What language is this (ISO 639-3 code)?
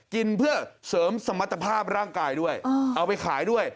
tha